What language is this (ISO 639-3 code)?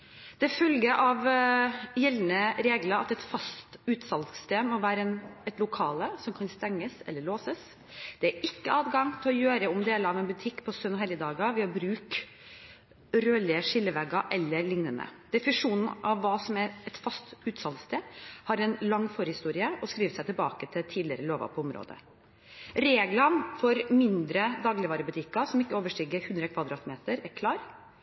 nob